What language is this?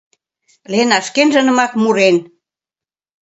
Mari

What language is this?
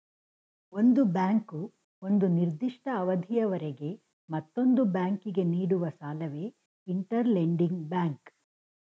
Kannada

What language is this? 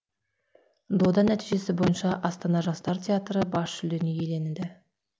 Kazakh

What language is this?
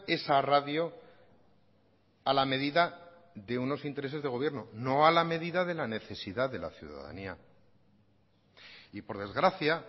Spanish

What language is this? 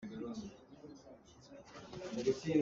Hakha Chin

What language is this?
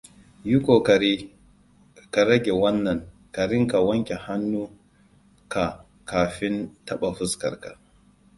Hausa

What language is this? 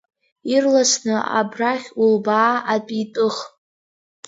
Abkhazian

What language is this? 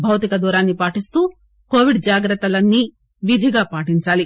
Telugu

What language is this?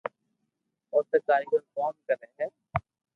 Loarki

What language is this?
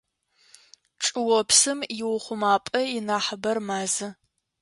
Adyghe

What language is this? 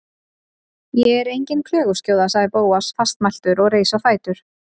Icelandic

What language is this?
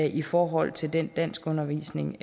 Danish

